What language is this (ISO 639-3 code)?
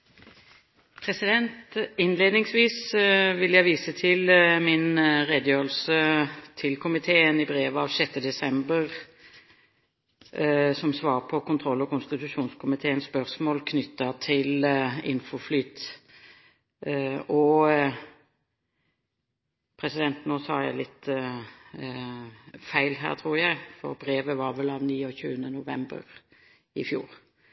nor